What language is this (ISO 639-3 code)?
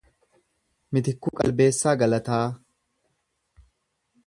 orm